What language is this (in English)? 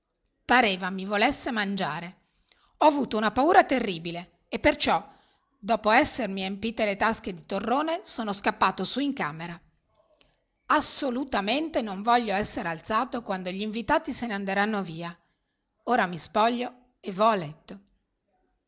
Italian